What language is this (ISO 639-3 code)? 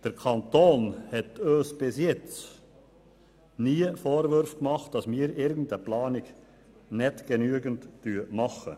gsw